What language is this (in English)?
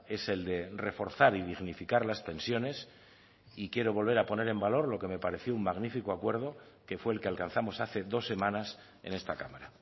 Spanish